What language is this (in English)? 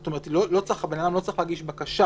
Hebrew